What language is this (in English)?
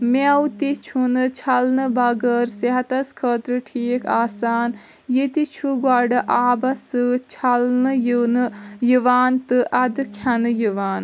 Kashmiri